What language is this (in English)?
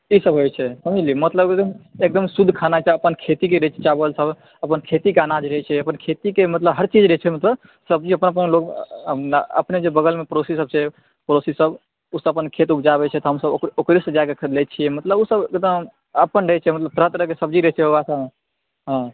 Maithili